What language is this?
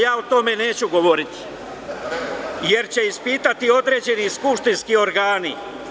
Serbian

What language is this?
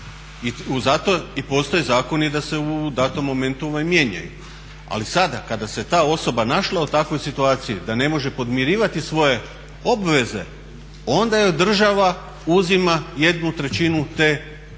Croatian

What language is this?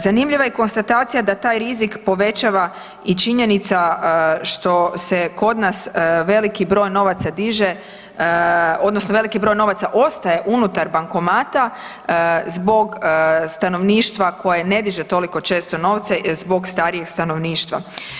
Croatian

